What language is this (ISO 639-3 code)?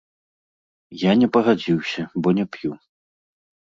bel